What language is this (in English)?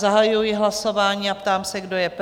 Czech